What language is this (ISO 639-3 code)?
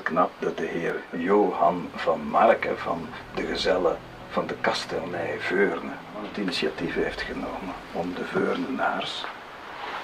nld